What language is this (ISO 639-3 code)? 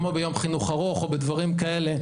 heb